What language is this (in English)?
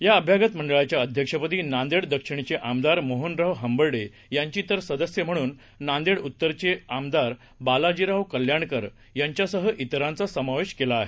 Marathi